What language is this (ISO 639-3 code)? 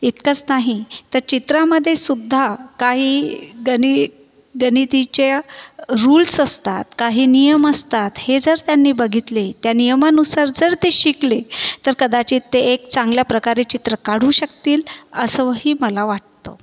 mar